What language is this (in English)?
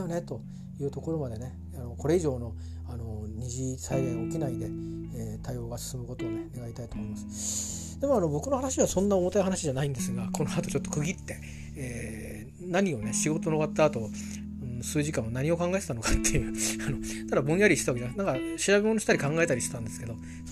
Japanese